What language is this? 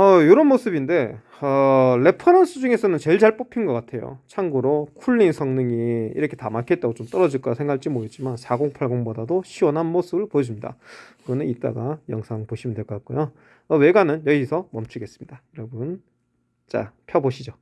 Korean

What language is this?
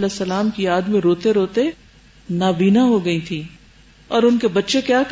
Urdu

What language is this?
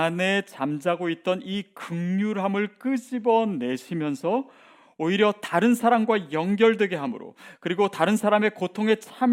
Korean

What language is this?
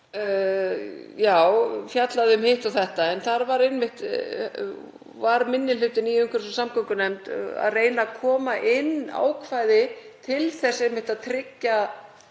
Icelandic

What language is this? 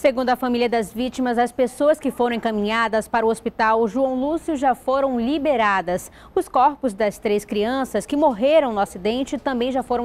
Portuguese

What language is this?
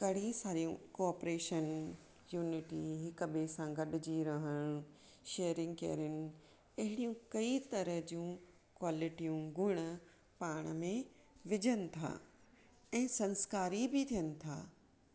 Sindhi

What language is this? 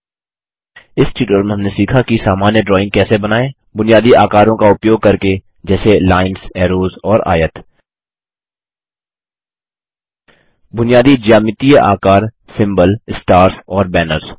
Hindi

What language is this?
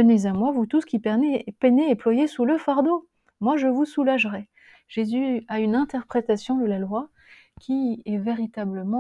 French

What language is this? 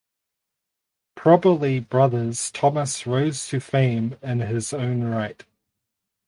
English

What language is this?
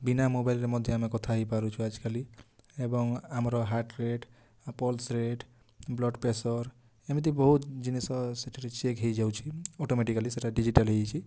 Odia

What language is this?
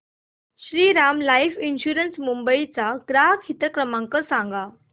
Marathi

